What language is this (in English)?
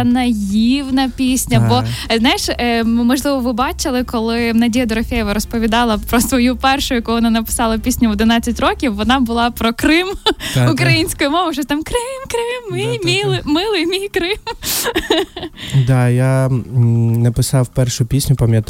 Ukrainian